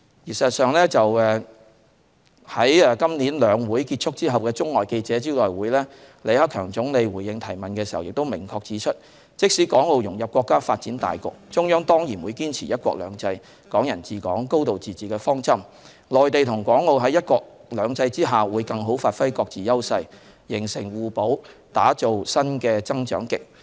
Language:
Cantonese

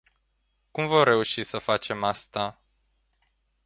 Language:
Romanian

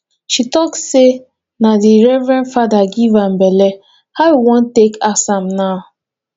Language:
Nigerian Pidgin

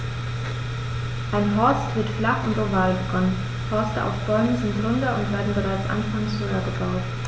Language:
German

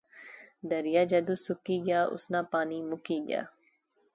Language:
Pahari-Potwari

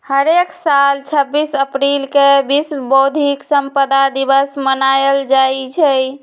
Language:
Magahi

